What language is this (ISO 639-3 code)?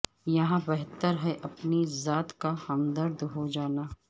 urd